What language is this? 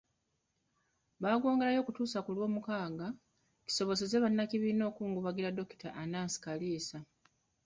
Ganda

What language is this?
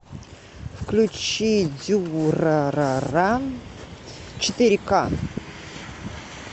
Russian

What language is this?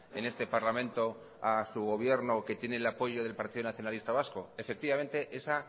Spanish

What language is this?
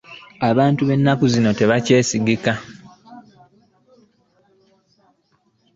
Ganda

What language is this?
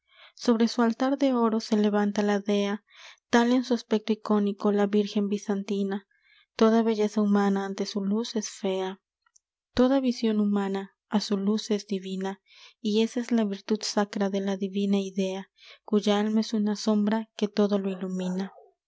Spanish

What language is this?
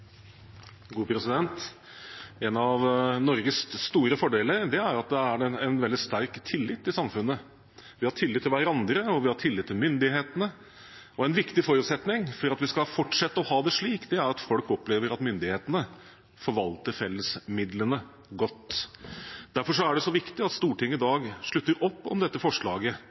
Norwegian Bokmål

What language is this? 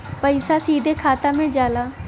Bhojpuri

